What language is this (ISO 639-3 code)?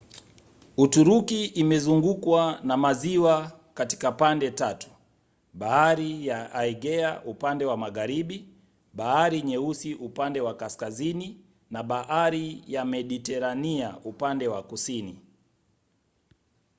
swa